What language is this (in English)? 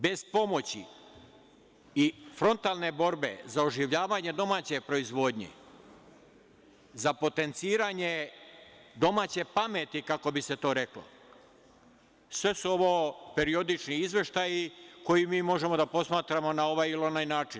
Serbian